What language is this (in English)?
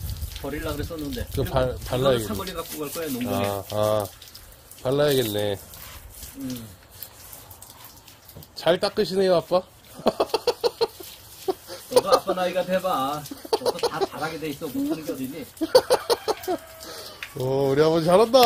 Korean